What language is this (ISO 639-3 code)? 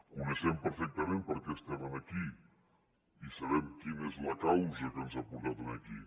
cat